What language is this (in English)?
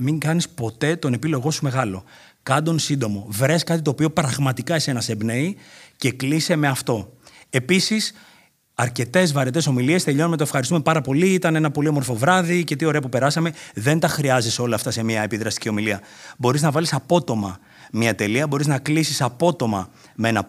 Greek